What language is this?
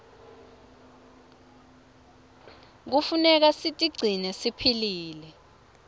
Swati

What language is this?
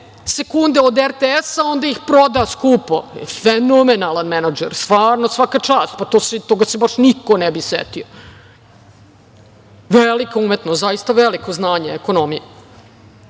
Serbian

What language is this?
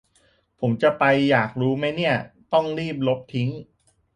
Thai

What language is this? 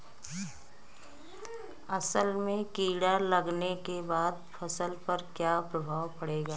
Bhojpuri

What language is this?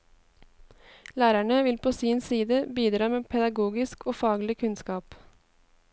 Norwegian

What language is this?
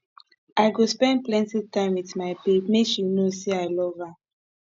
Nigerian Pidgin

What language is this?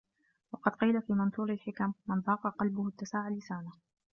Arabic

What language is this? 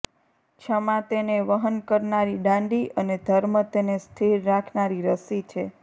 Gujarati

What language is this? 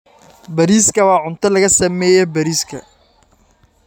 Somali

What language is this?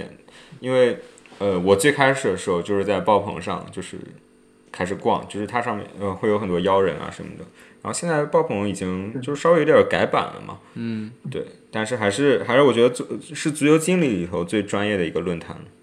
Chinese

